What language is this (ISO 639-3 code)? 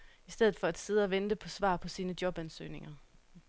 dan